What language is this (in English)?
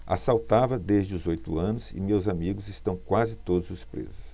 Portuguese